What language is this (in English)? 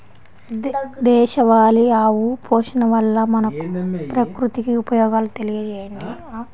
Telugu